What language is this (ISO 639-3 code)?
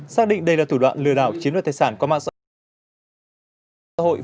vie